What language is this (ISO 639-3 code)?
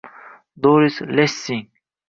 uzb